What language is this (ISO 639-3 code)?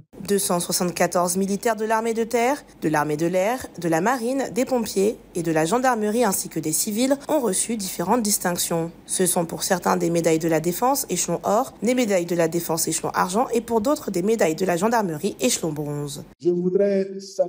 fra